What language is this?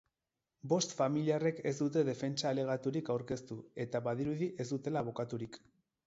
Basque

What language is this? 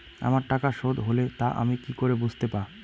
Bangla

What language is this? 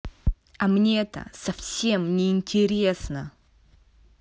Russian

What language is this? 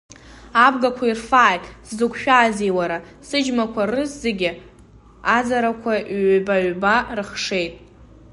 Abkhazian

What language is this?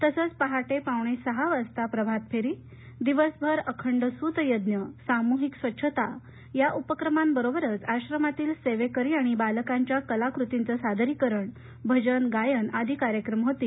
Marathi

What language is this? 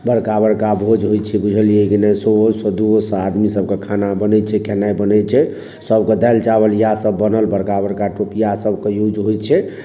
Maithili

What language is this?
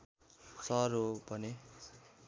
Nepali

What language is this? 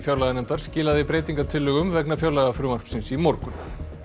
Icelandic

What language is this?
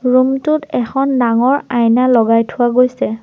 Assamese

